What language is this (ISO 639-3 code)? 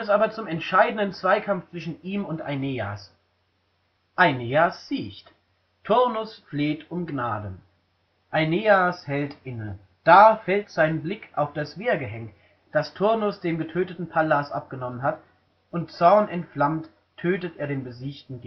deu